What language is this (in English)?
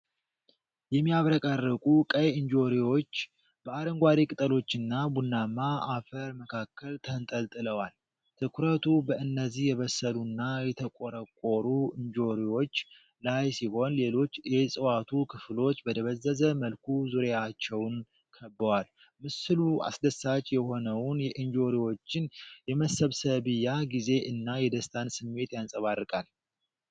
Amharic